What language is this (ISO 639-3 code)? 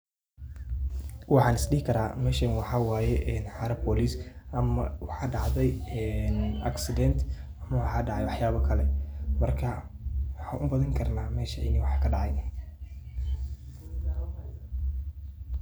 som